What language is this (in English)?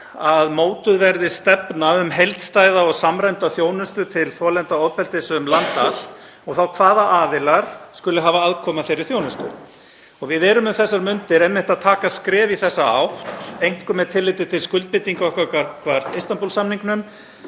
Icelandic